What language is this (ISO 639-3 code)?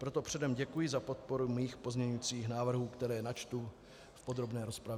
ces